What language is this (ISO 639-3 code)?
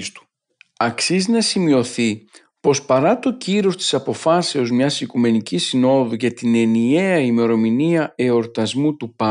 ell